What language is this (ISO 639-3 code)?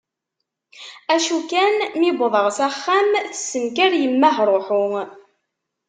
kab